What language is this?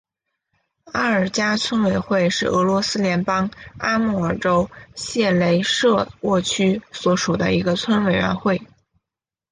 Chinese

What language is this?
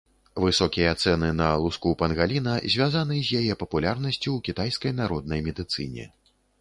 Belarusian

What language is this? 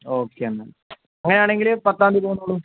Malayalam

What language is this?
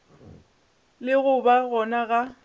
Northern Sotho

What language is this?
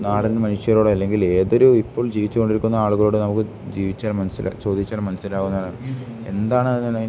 Malayalam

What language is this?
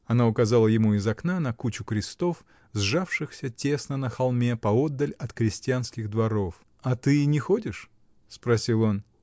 Russian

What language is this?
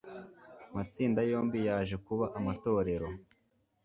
Kinyarwanda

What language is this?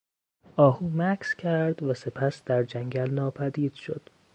Persian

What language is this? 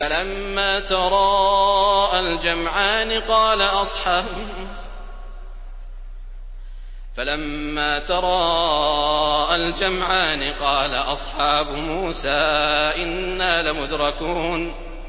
Arabic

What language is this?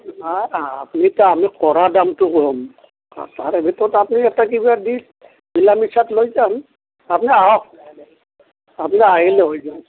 Assamese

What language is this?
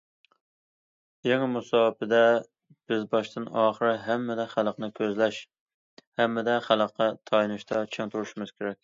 Uyghur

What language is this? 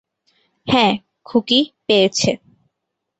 Bangla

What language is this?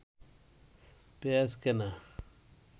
Bangla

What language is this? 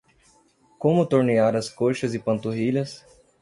Portuguese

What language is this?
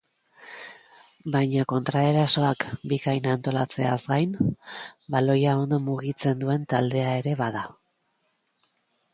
Basque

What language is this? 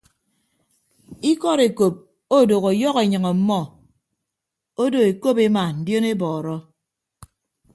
Ibibio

